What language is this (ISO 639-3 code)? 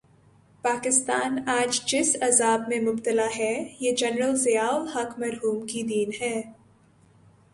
urd